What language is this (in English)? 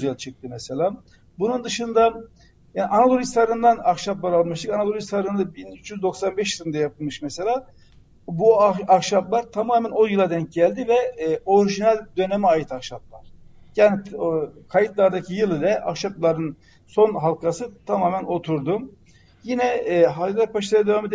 Turkish